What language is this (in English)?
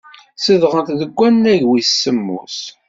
Kabyle